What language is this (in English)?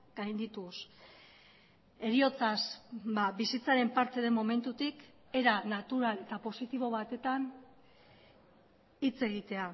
Basque